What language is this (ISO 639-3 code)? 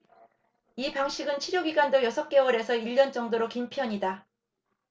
kor